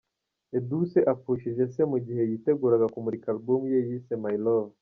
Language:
Kinyarwanda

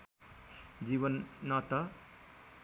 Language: Nepali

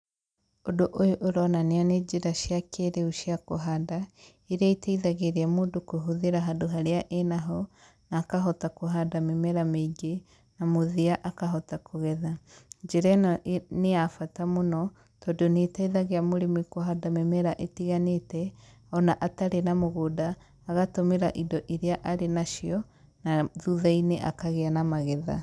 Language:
Kikuyu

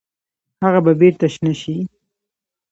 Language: Pashto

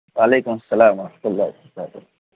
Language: Urdu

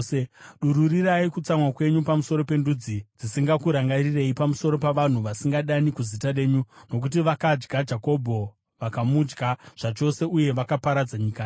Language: Shona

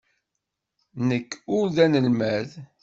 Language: Kabyle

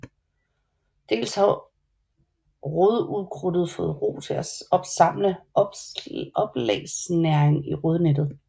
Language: Danish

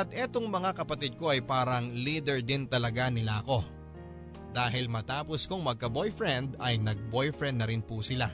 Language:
Filipino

